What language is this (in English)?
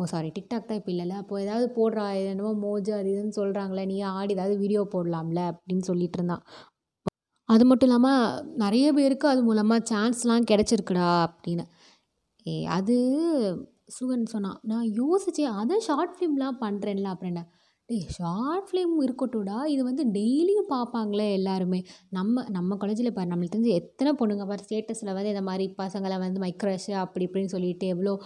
Tamil